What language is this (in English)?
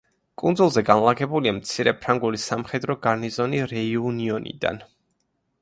Georgian